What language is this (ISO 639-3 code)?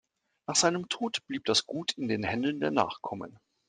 deu